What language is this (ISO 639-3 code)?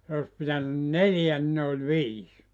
fin